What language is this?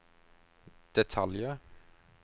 Norwegian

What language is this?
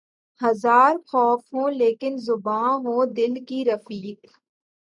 Urdu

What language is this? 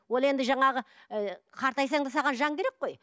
Kazakh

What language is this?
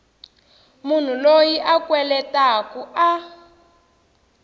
Tsonga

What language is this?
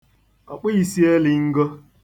Igbo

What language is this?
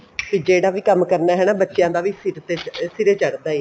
Punjabi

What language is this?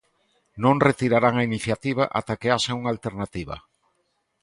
Galician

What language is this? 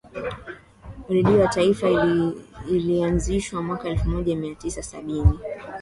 Swahili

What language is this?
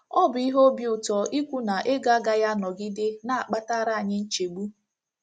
Igbo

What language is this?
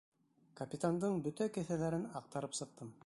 Bashkir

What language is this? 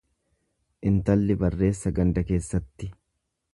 Oromo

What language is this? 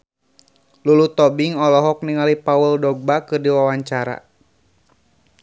Sundanese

